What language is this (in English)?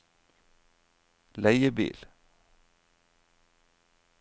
Norwegian